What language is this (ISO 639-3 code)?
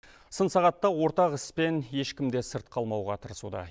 kaz